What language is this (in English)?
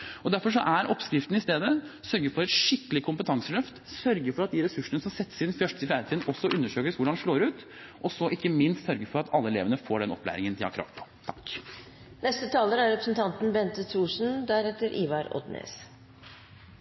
Norwegian Bokmål